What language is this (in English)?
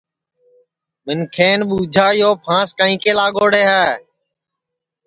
Sansi